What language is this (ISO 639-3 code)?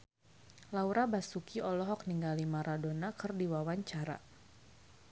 sun